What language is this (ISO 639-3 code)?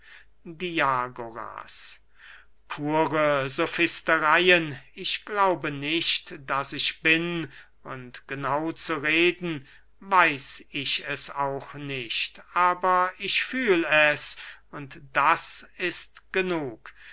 deu